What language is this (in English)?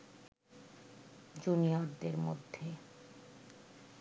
Bangla